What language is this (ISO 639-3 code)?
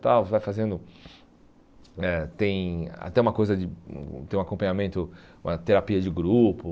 por